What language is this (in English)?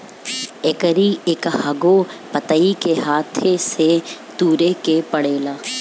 Bhojpuri